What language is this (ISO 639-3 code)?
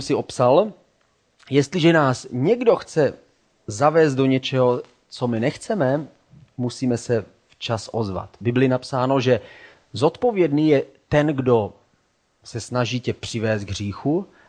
ces